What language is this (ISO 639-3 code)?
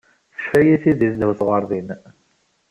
kab